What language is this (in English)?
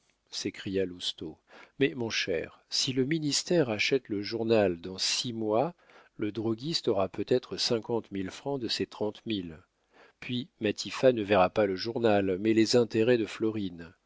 French